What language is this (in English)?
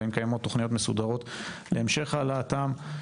Hebrew